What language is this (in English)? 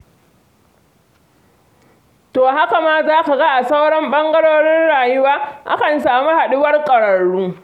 Hausa